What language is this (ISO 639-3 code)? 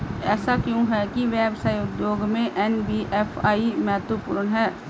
hin